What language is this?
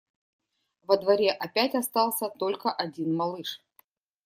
Russian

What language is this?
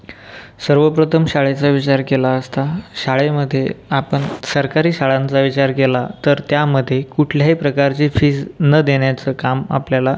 Marathi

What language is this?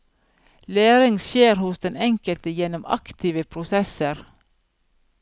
Norwegian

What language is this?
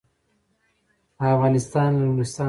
Pashto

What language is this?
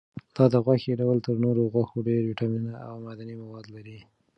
Pashto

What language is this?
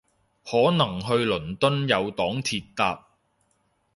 Cantonese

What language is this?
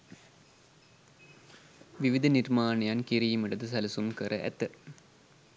Sinhala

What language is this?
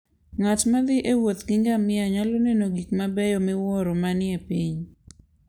Luo (Kenya and Tanzania)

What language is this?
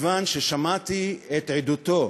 Hebrew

